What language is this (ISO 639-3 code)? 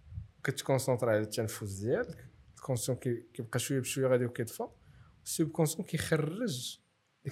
ara